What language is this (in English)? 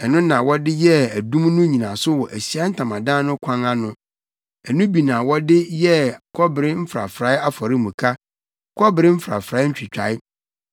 Akan